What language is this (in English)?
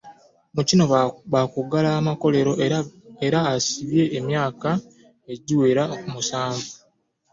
Ganda